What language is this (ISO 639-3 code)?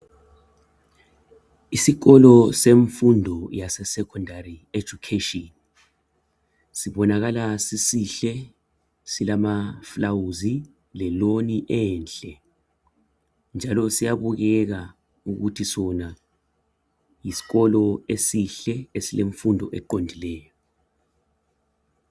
nde